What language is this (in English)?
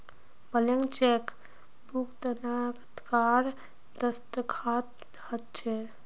Magahi